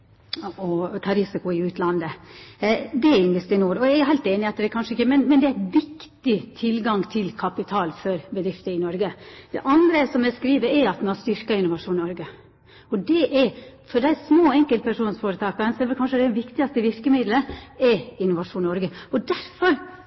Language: Norwegian Nynorsk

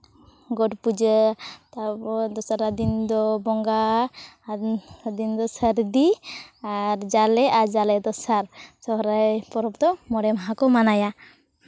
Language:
Santali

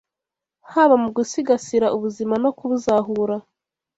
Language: Kinyarwanda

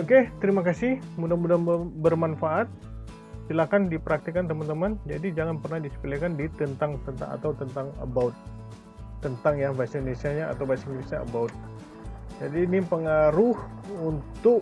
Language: Indonesian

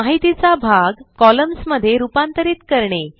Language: Marathi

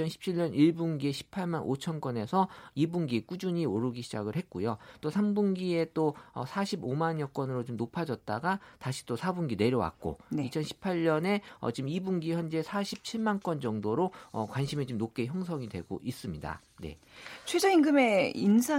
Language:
Korean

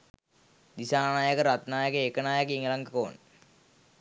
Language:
Sinhala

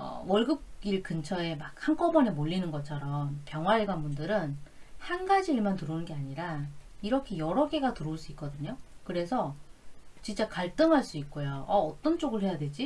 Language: Korean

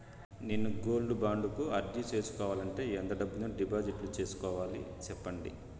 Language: Telugu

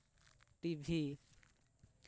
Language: Santali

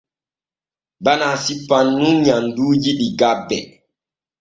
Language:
Borgu Fulfulde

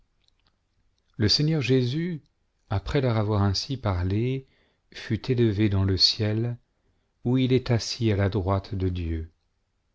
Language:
French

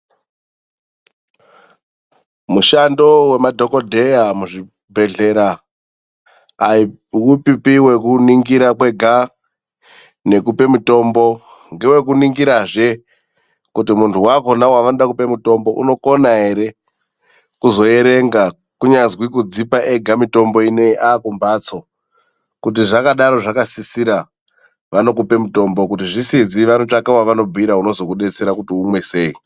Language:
Ndau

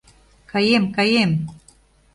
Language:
Mari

